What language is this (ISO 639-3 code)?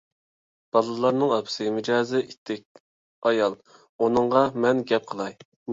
uig